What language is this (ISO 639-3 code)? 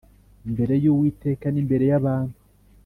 kin